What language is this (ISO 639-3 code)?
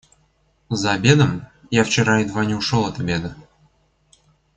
rus